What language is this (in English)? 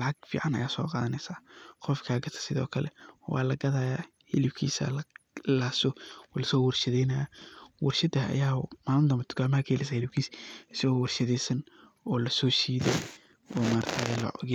Somali